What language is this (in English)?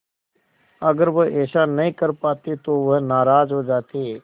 Hindi